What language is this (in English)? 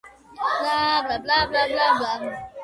Georgian